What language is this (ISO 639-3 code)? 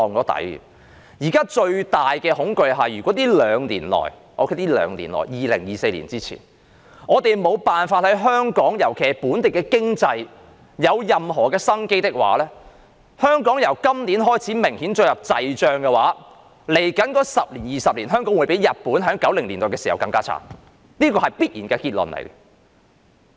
yue